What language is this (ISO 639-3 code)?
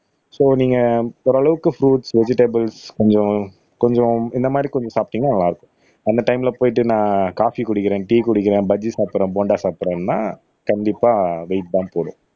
tam